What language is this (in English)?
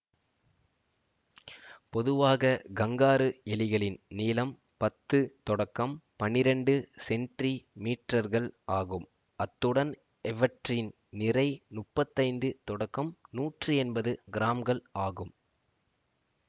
Tamil